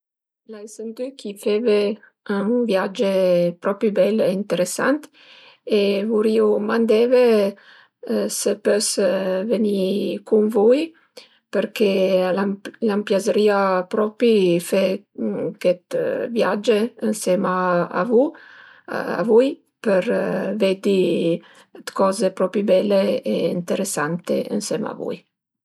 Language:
Piedmontese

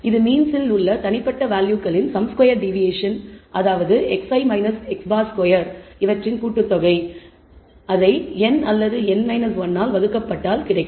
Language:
Tamil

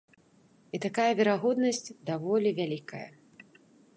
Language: Belarusian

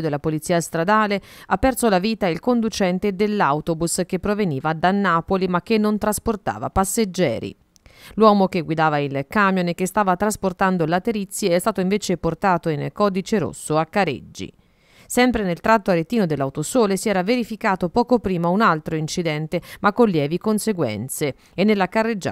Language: Italian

